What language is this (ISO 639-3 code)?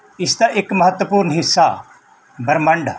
pan